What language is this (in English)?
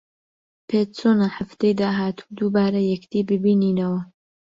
Central Kurdish